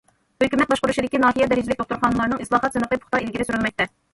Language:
Uyghur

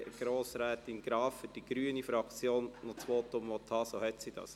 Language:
Swiss German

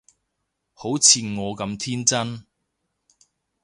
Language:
Cantonese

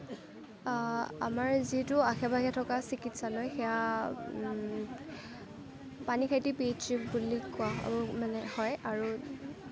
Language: Assamese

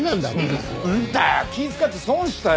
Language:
Japanese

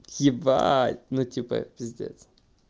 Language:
Russian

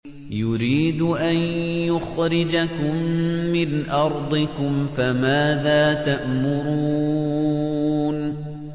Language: Arabic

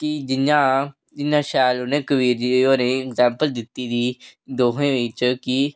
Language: Dogri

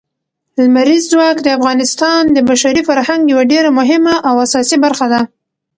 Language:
Pashto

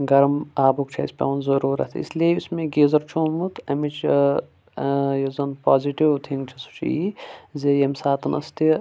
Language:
Kashmiri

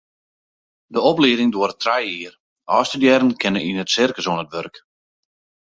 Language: Western Frisian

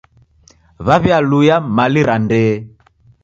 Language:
Taita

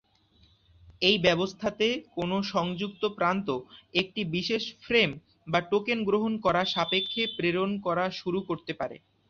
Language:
Bangla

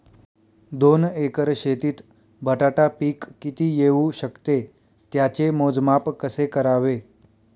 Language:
Marathi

